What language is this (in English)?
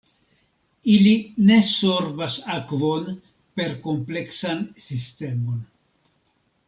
Esperanto